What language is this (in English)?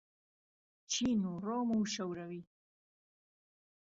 Central Kurdish